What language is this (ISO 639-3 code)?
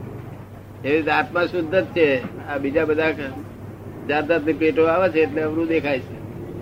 guj